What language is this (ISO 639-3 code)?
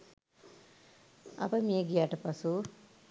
sin